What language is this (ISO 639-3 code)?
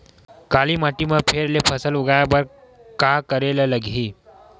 hne